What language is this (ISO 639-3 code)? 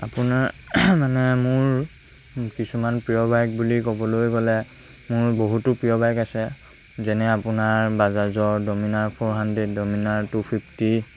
asm